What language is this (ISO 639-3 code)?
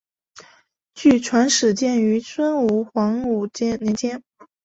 zho